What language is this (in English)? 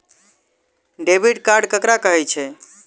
Maithili